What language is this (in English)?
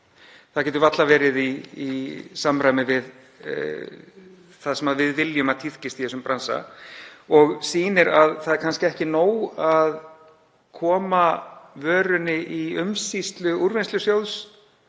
Icelandic